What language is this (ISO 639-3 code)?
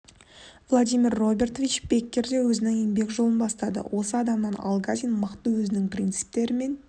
kaz